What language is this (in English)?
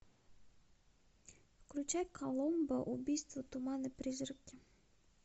Russian